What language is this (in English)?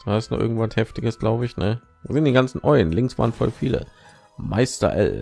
German